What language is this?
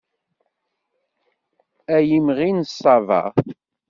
Kabyle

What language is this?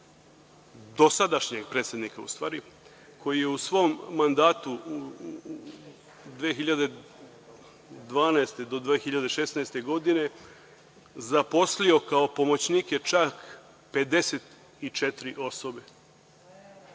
Serbian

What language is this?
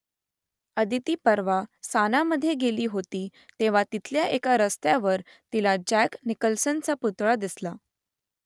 Marathi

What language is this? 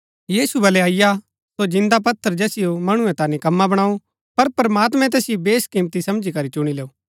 Gaddi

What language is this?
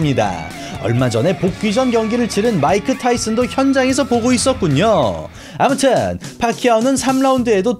Korean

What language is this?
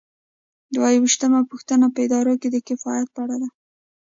Pashto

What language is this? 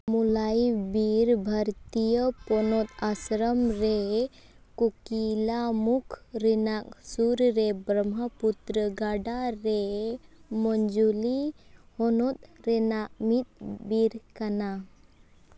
Santali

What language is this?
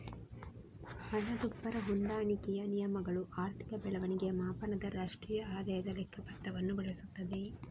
Kannada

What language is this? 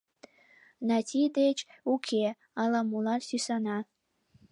Mari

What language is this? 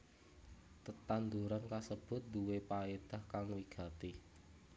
Javanese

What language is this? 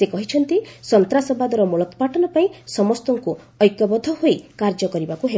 Odia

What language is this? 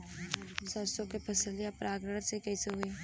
Bhojpuri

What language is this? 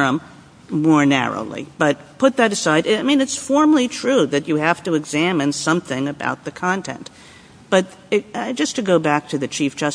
English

